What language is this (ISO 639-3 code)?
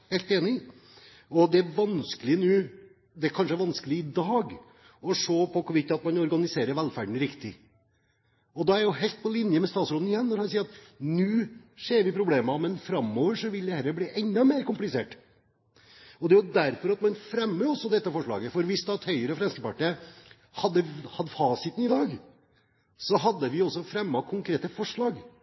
nob